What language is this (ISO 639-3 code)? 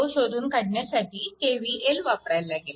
mar